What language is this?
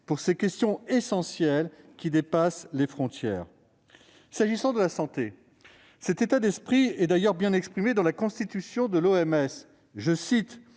French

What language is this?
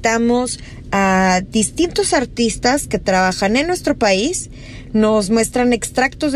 Spanish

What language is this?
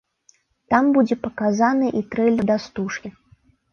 Belarusian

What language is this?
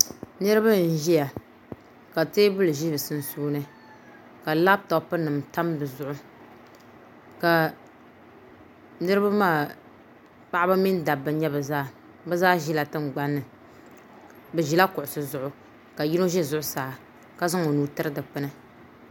Dagbani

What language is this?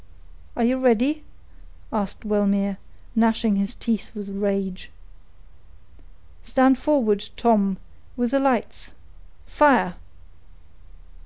English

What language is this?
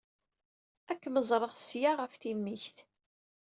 Kabyle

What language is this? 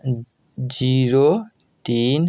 Maithili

